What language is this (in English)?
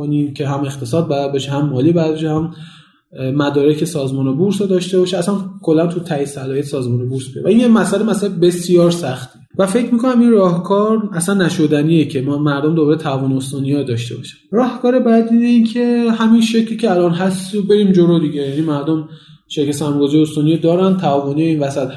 Persian